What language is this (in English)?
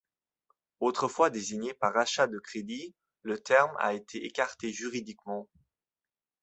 French